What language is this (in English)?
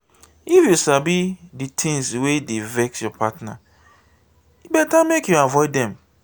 Nigerian Pidgin